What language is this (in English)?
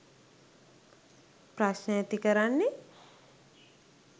Sinhala